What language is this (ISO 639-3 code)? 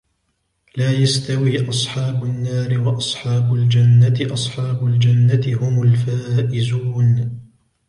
ara